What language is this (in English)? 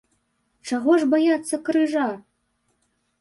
Belarusian